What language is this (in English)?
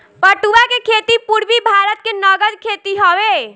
Bhojpuri